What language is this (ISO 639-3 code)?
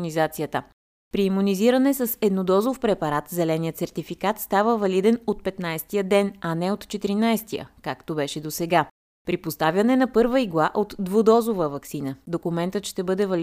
bul